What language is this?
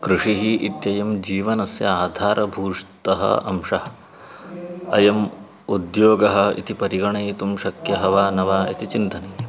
Sanskrit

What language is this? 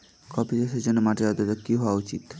Bangla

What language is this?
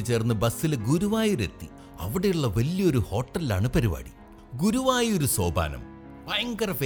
Malayalam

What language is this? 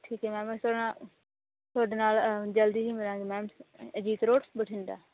Punjabi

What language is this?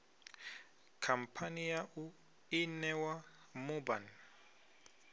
Venda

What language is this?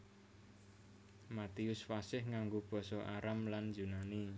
Javanese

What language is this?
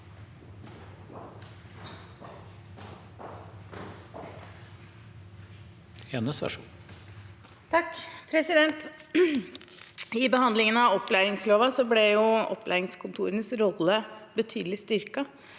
Norwegian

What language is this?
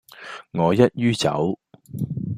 Cantonese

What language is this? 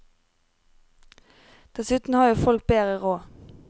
Norwegian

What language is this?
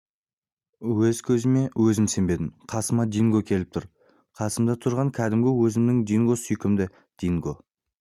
Kazakh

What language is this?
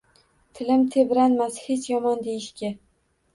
Uzbek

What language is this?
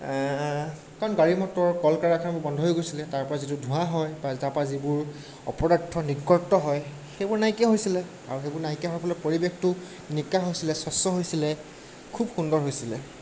Assamese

